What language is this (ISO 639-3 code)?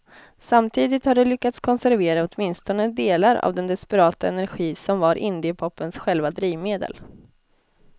swe